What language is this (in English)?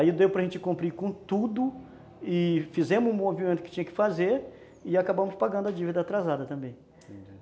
Portuguese